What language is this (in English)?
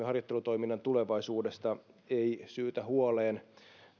Finnish